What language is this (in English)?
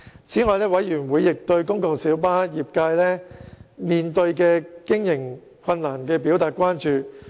Cantonese